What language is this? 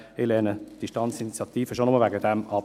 Swiss German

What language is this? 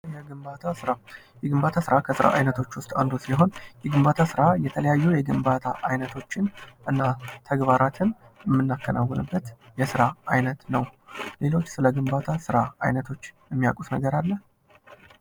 Amharic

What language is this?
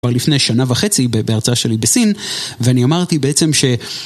Hebrew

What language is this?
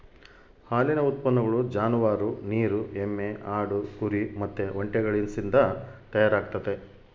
Kannada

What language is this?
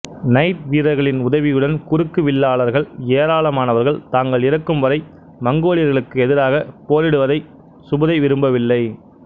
Tamil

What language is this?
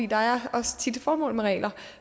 Danish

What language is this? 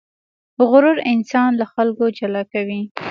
Pashto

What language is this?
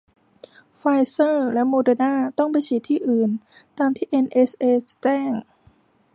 Thai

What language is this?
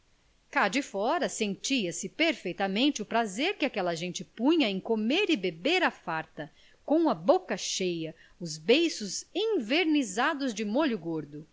Portuguese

